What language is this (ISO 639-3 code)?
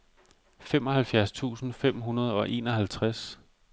dan